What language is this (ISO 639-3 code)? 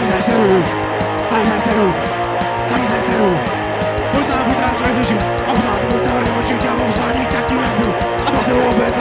slk